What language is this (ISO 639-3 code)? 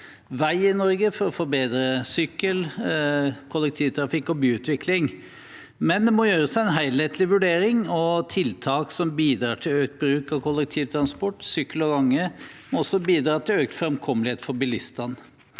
nor